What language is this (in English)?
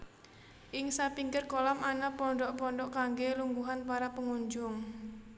Javanese